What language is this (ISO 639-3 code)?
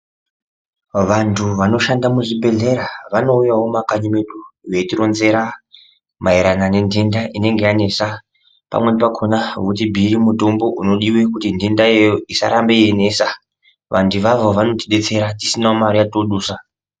ndc